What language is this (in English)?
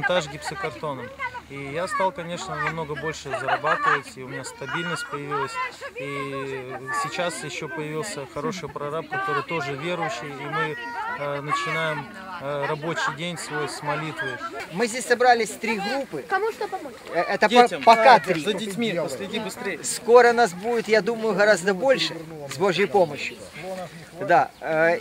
Russian